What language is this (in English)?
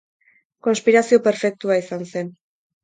Basque